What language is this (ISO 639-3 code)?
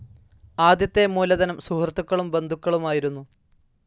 mal